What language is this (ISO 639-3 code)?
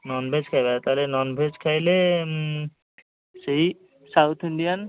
ori